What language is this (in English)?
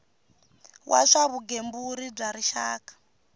Tsonga